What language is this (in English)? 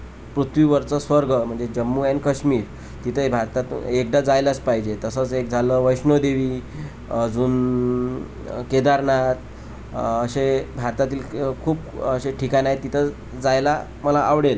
Marathi